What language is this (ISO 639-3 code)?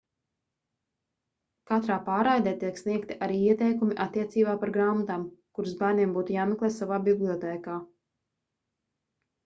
lav